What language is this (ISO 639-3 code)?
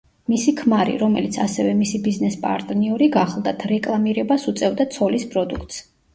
kat